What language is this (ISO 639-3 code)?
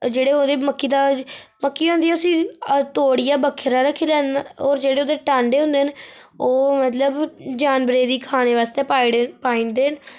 doi